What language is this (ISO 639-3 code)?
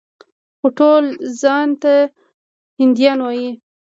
pus